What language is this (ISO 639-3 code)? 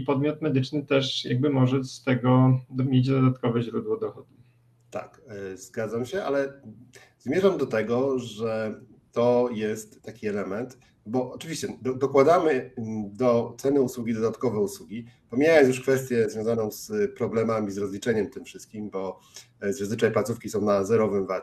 pol